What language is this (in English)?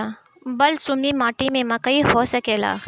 Bhojpuri